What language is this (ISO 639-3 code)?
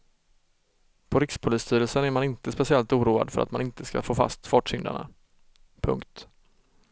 swe